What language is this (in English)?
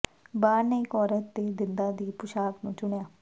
Punjabi